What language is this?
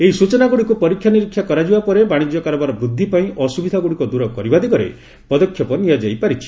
Odia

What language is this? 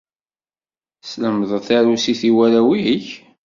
Kabyle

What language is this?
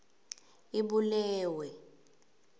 Swati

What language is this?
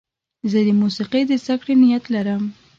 Pashto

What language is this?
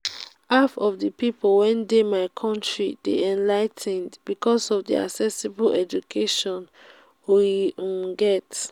Nigerian Pidgin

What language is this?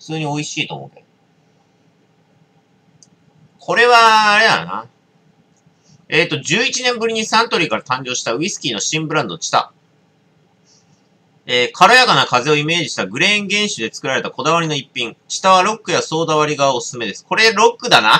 Japanese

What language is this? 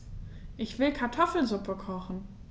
German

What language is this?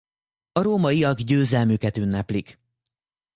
Hungarian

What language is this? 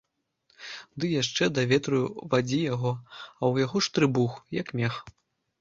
Belarusian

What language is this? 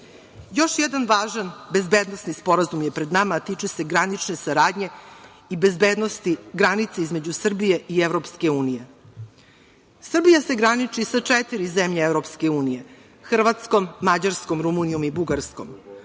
Serbian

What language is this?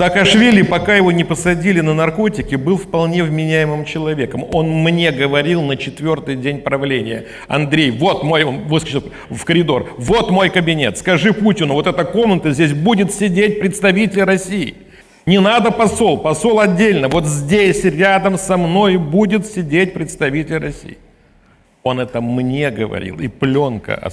Russian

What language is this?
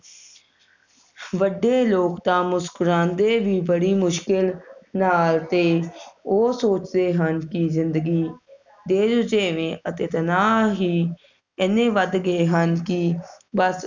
Punjabi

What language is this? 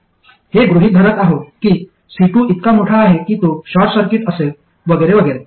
Marathi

